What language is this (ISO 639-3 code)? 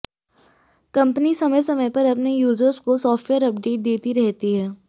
hin